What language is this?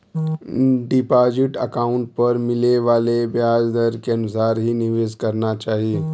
Bhojpuri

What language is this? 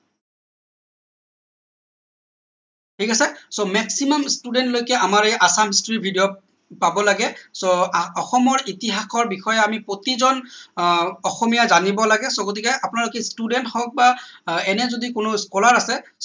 Assamese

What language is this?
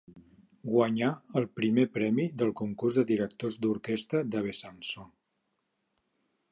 Catalan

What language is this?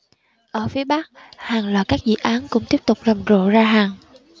Vietnamese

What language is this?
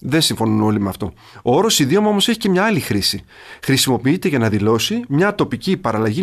Greek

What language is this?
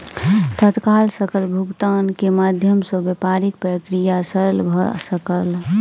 Maithili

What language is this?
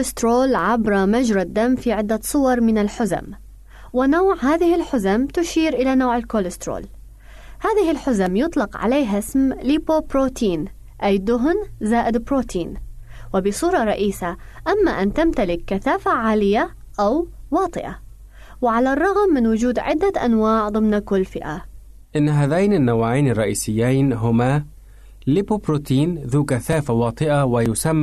Arabic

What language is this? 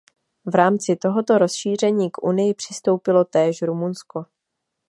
Czech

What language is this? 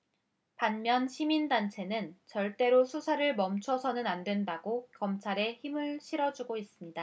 Korean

